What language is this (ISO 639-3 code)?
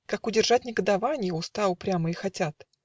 rus